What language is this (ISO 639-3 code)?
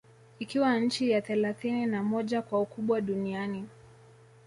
swa